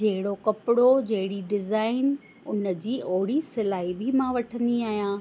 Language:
Sindhi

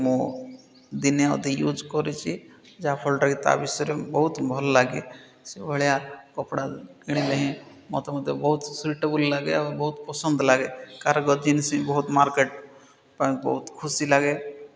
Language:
Odia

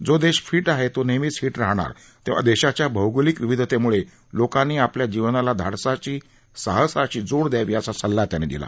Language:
Marathi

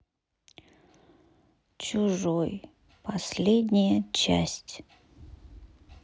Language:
Russian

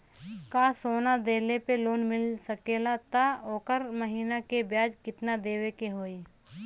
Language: Bhojpuri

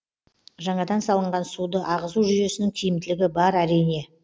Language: Kazakh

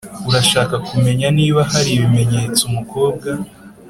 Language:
Kinyarwanda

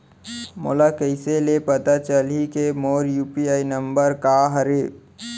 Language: Chhattisgarhi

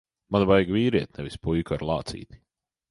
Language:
Latvian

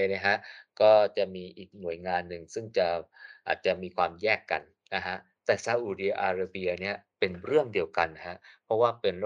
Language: Thai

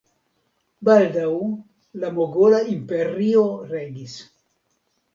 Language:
Esperanto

